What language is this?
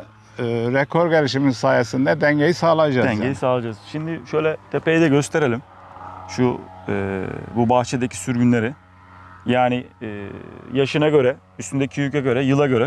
Turkish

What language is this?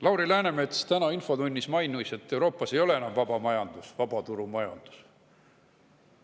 Estonian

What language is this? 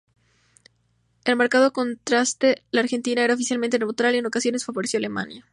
Spanish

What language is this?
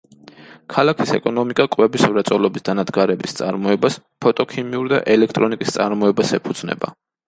Georgian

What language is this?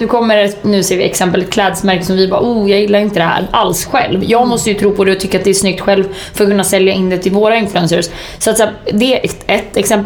Swedish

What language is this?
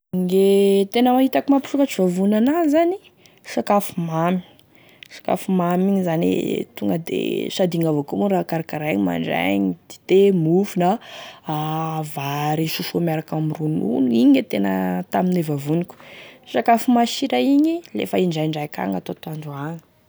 Tesaka Malagasy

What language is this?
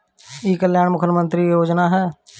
Bhojpuri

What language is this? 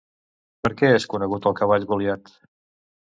Catalan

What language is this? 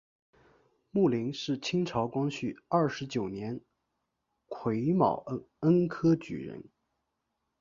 Chinese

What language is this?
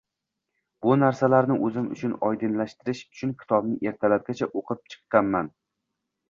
Uzbek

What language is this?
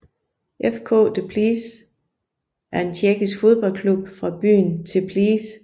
Danish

